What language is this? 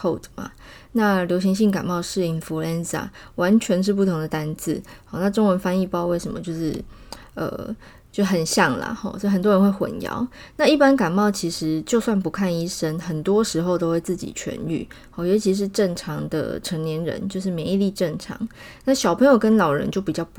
Chinese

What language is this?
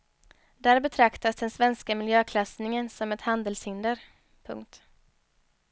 Swedish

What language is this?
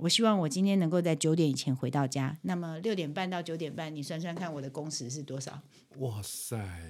Chinese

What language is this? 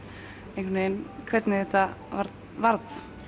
Icelandic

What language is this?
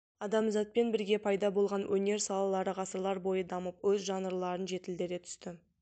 Kazakh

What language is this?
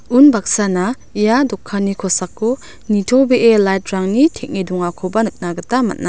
Garo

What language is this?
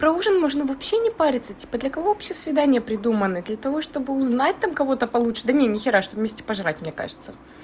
Russian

